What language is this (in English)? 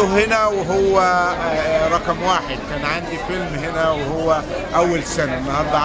Arabic